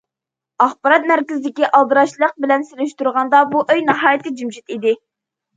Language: Uyghur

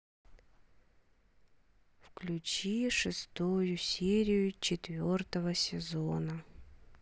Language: Russian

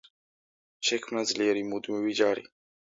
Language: Georgian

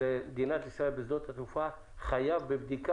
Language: Hebrew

